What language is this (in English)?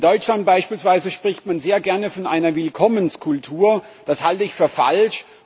German